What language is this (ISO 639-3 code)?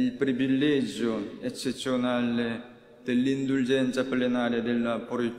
ita